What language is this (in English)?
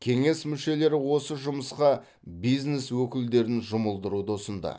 Kazakh